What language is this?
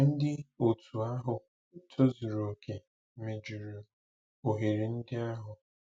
Igbo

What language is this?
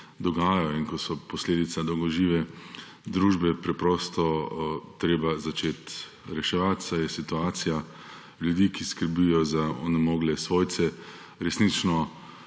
Slovenian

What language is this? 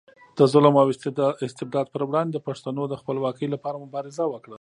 Pashto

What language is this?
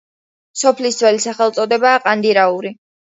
Georgian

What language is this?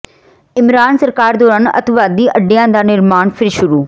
Punjabi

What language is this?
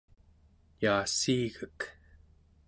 Central Yupik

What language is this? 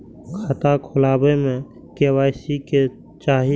Maithili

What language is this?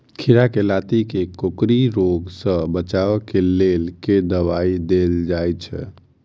Maithili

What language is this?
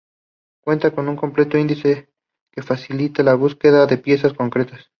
Spanish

